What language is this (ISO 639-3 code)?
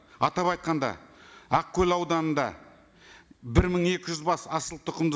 kaz